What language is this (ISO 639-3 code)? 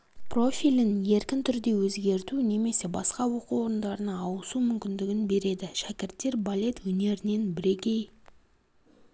kaz